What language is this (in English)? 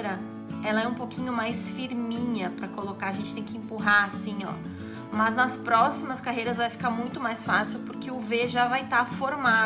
Portuguese